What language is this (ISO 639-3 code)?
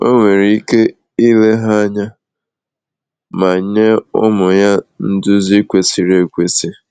ibo